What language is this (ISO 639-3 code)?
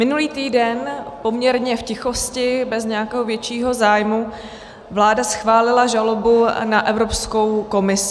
ces